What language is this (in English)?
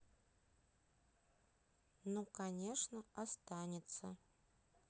Russian